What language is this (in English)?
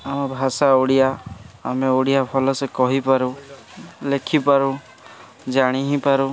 Odia